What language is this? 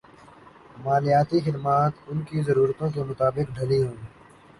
Urdu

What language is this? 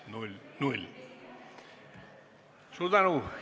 Estonian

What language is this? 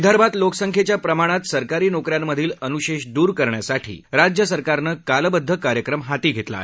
Marathi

